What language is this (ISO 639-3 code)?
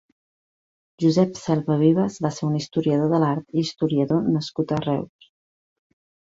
cat